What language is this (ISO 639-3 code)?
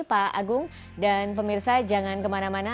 ind